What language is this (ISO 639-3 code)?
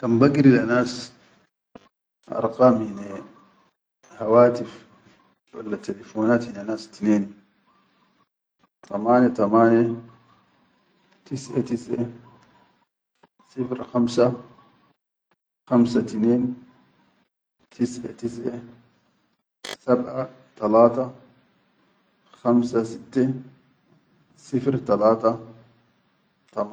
shu